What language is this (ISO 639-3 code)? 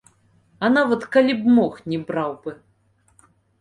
bel